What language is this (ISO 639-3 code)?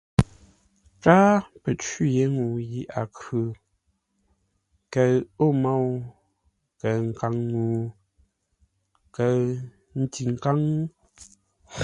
nla